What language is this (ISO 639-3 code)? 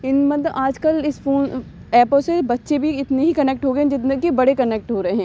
urd